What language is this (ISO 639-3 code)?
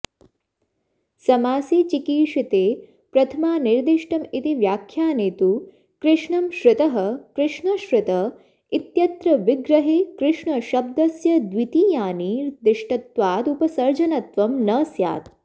san